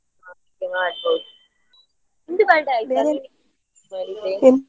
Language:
Kannada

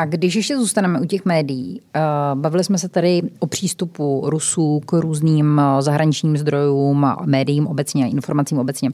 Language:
Czech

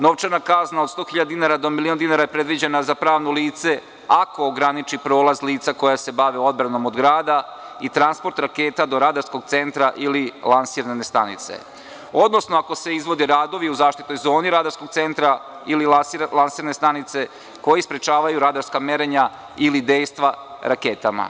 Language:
Serbian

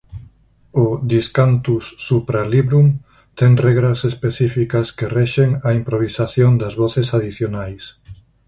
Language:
Galician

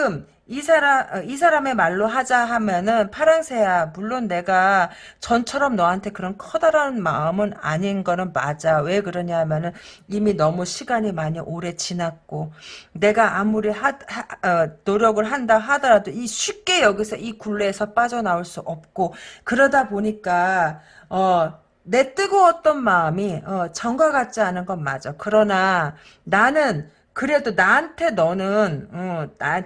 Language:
Korean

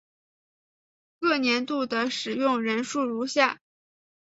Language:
Chinese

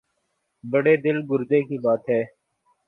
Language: Urdu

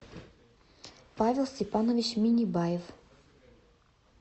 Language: Russian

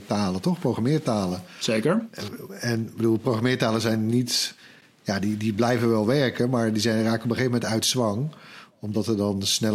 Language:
Dutch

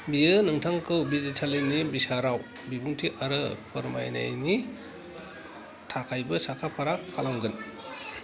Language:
Bodo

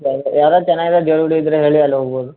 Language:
Kannada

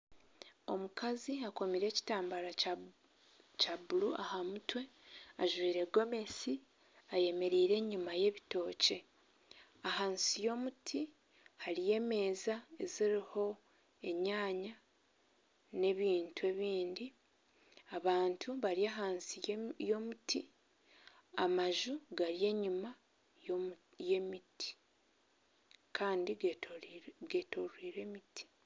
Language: Nyankole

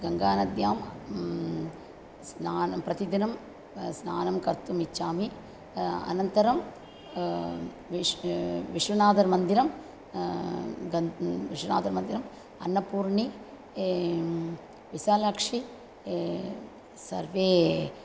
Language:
Sanskrit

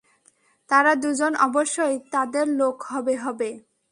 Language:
Bangla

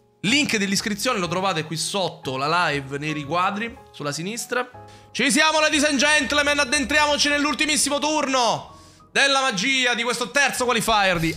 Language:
Italian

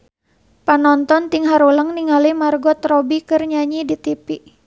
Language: Sundanese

